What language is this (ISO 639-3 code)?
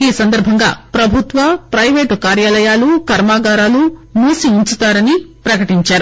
tel